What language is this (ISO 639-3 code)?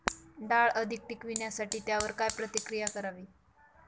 mar